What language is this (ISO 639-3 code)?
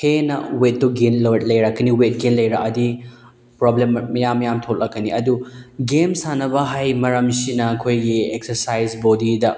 mni